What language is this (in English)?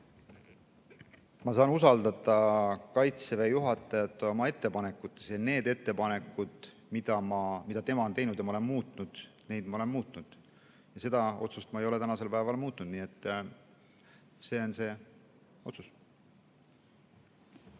Estonian